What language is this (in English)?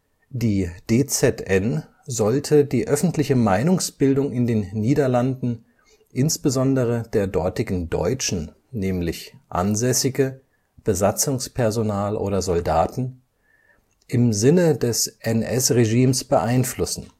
German